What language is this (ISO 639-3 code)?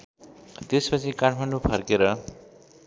nep